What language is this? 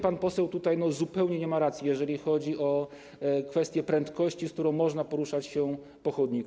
Polish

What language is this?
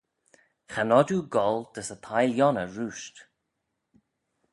Manx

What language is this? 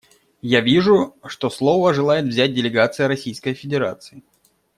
Russian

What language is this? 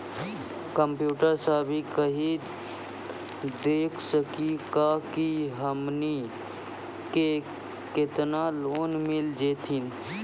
Maithili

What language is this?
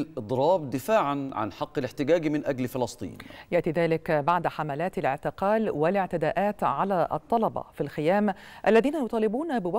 Arabic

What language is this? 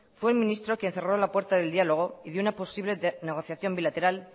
Spanish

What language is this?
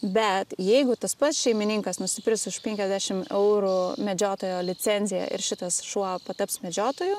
Lithuanian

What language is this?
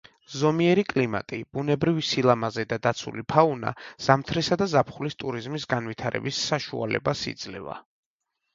Georgian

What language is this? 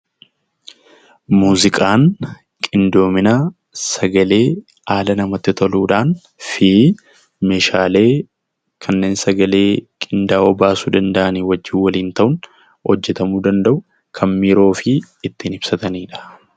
Oromo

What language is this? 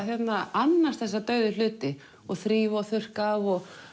Icelandic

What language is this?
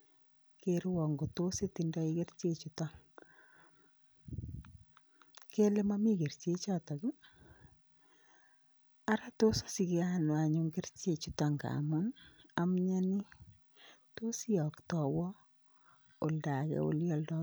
Kalenjin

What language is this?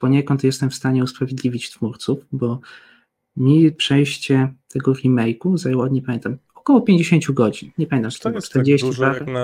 Polish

